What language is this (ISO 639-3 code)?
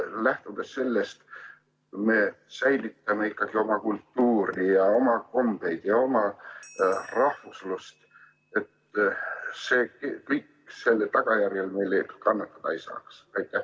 est